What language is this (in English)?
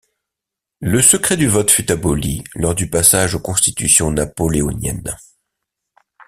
French